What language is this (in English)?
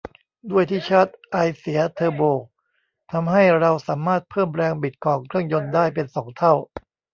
Thai